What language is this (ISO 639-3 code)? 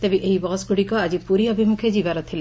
ori